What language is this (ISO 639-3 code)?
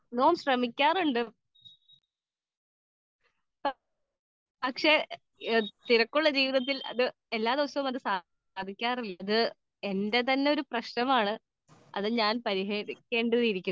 mal